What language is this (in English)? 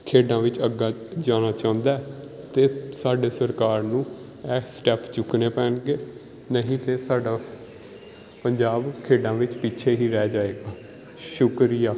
Punjabi